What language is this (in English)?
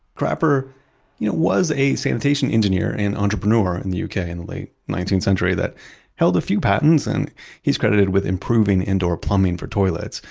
English